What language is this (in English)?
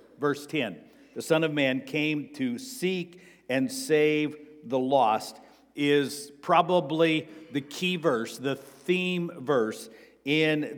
English